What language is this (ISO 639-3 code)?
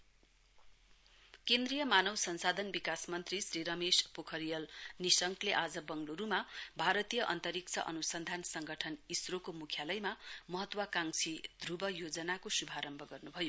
nep